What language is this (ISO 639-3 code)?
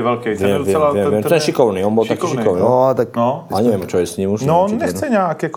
ces